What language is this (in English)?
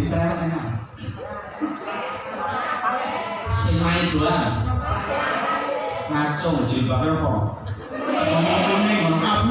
Indonesian